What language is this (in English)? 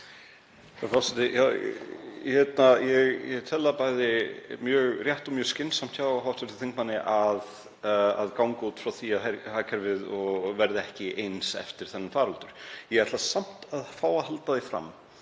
Icelandic